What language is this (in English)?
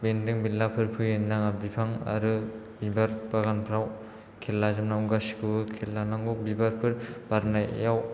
Bodo